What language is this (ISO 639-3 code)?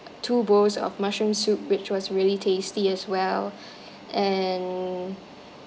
eng